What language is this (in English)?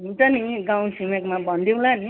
Nepali